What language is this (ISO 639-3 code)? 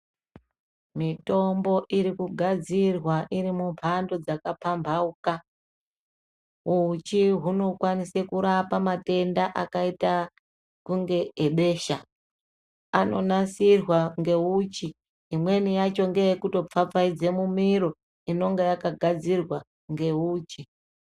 ndc